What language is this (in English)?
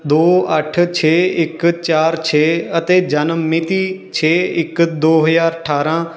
Punjabi